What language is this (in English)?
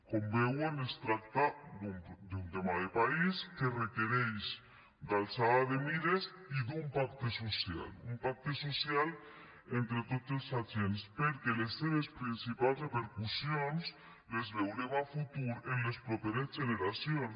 Catalan